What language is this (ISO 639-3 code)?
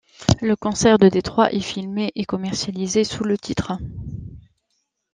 fra